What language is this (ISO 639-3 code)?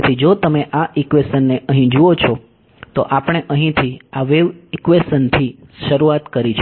guj